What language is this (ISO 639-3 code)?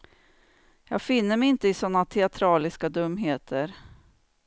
swe